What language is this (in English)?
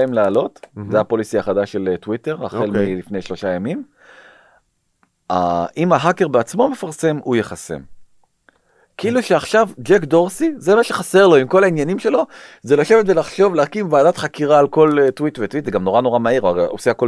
Hebrew